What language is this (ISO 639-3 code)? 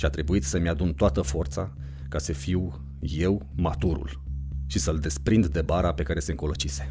ron